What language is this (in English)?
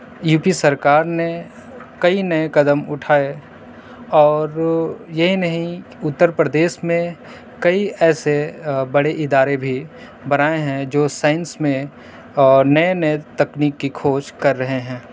Urdu